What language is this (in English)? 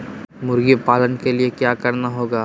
Magahi